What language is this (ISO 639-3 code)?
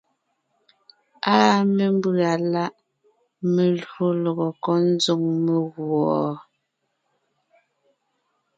nnh